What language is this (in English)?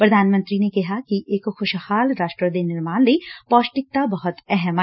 Punjabi